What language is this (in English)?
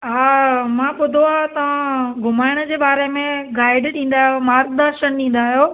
Sindhi